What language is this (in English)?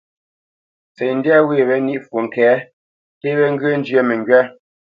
Bamenyam